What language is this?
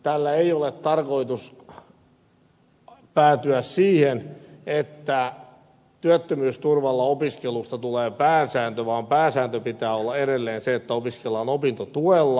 Finnish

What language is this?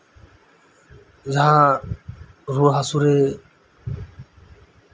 Santali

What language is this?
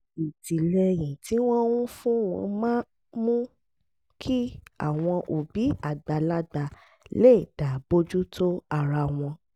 Yoruba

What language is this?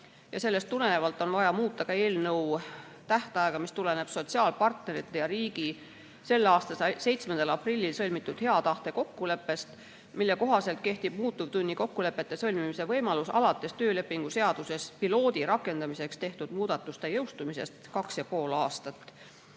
Estonian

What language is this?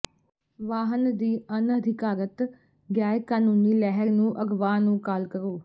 Punjabi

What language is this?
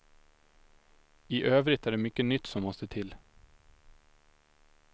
Swedish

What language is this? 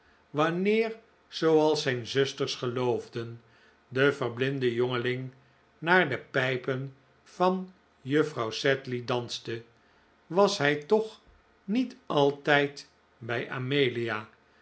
Dutch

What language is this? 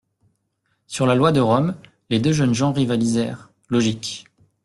French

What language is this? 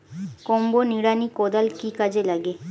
Bangla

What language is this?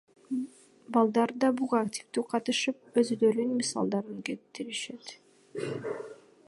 Kyrgyz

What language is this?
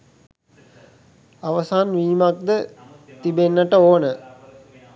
Sinhala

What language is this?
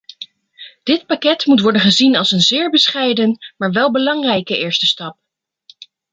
Dutch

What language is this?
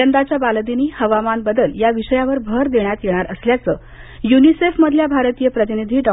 Marathi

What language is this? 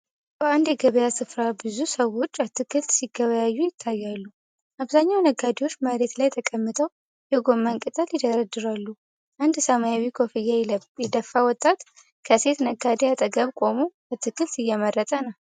Amharic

